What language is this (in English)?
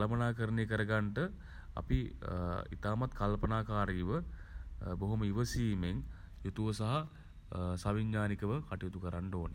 Sinhala